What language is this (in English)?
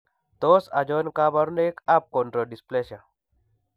Kalenjin